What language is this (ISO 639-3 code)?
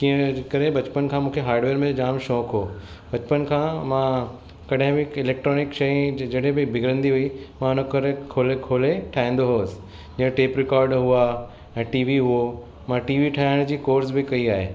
snd